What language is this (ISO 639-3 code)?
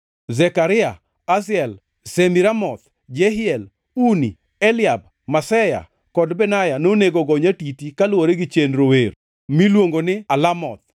luo